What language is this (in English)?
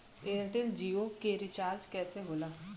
Bhojpuri